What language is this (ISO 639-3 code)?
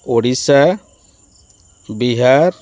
ori